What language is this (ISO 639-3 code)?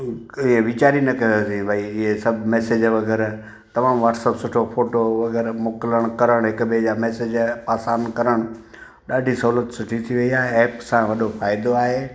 snd